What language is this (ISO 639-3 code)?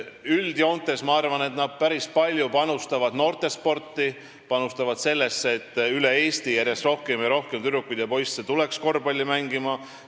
est